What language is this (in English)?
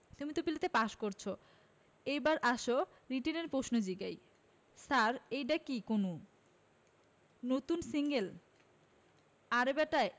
Bangla